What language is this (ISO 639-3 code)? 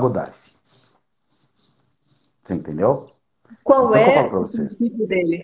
por